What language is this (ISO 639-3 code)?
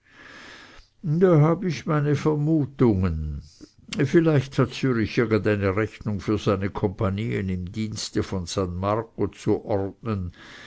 deu